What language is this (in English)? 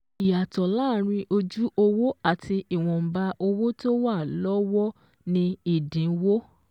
Yoruba